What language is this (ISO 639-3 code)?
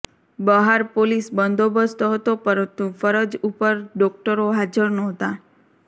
guj